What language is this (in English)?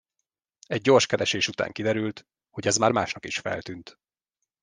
Hungarian